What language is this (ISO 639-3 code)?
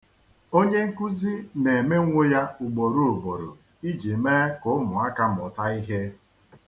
ibo